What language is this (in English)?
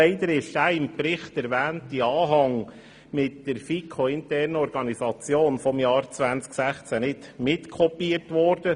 Swiss German